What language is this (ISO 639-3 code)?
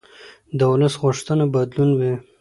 pus